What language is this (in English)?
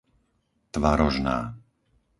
Slovak